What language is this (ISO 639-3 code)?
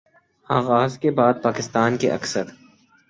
urd